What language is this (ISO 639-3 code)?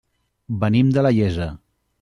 cat